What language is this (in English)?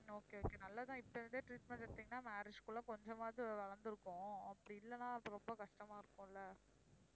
Tamil